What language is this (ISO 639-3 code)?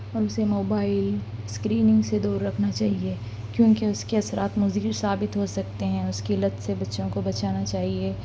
urd